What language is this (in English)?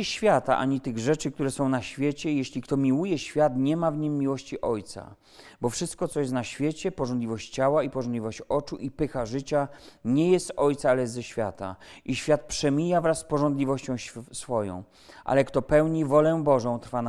Polish